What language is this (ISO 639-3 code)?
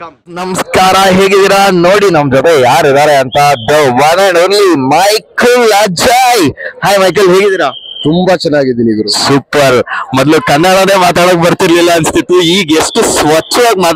kan